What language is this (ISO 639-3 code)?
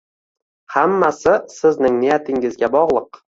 uzb